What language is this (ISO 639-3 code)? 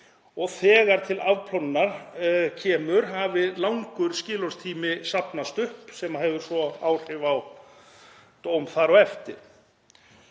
isl